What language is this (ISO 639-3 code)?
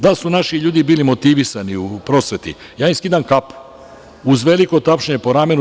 srp